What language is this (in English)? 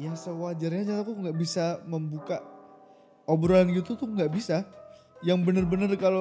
Indonesian